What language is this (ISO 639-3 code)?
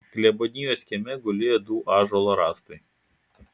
lit